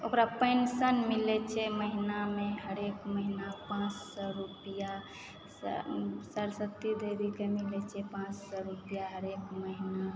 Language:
Maithili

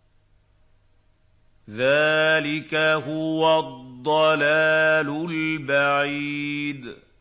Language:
Arabic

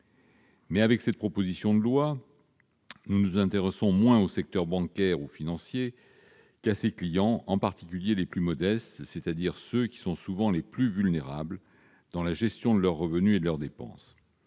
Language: French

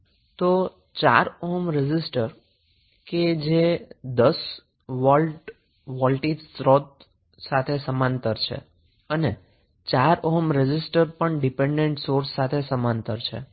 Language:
Gujarati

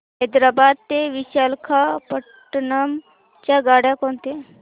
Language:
Marathi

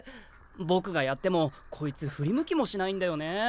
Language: Japanese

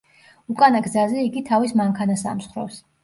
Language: Georgian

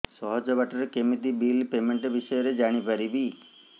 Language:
Odia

